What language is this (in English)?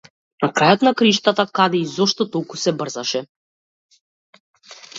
Macedonian